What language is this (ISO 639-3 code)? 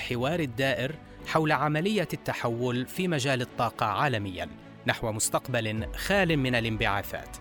ara